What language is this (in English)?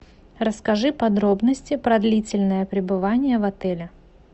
Russian